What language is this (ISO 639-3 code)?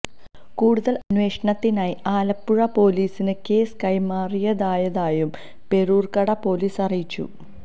mal